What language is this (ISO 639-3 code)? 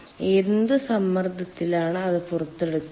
mal